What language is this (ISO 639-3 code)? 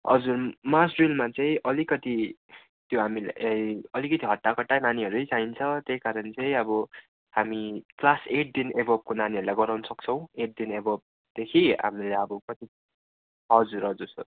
nep